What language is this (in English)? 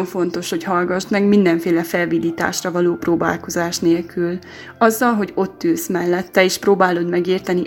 Hungarian